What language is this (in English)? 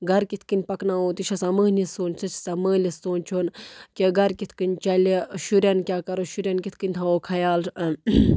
Kashmiri